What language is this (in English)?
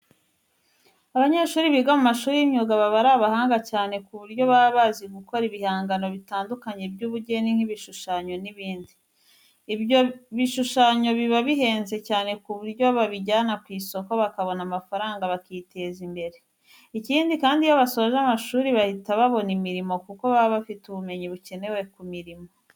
Kinyarwanda